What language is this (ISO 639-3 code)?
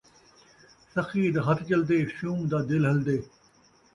skr